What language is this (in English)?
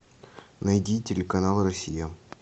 Russian